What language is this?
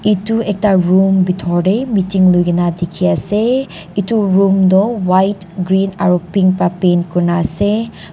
Naga Pidgin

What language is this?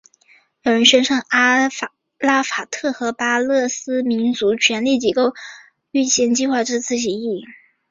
Chinese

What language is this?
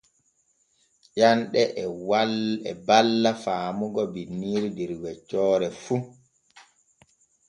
Borgu Fulfulde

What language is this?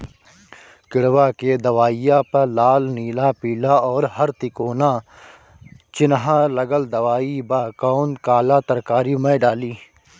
Bhojpuri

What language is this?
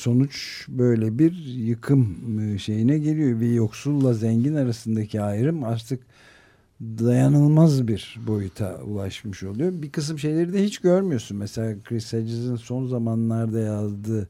Turkish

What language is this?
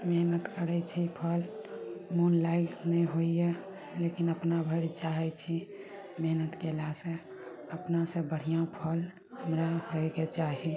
Maithili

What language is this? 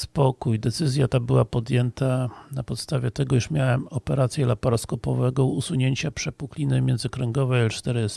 Polish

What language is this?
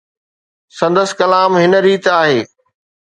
Sindhi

